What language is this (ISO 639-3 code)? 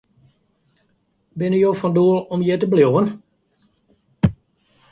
fry